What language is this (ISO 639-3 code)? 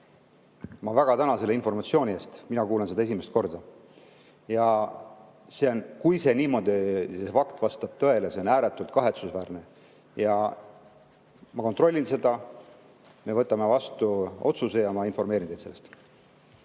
est